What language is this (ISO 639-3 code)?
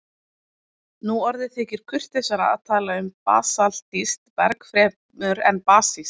isl